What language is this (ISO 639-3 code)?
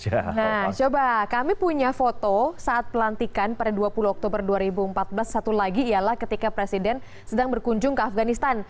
ind